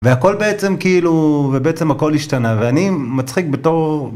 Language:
Hebrew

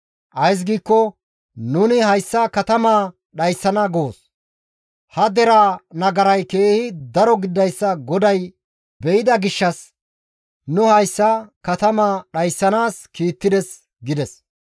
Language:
Gamo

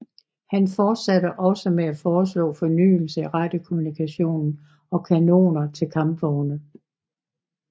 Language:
Danish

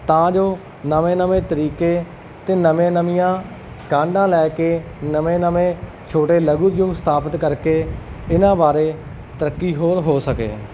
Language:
Punjabi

